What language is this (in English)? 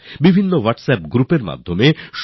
Bangla